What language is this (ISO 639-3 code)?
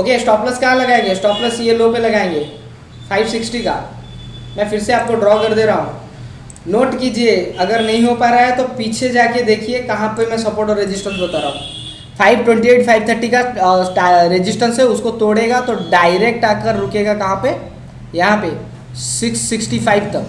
hin